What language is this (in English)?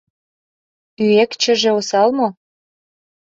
Mari